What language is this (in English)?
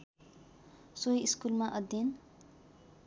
Nepali